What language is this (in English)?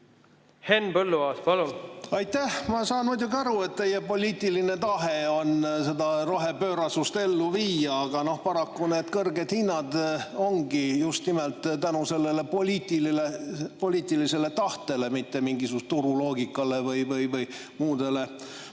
Estonian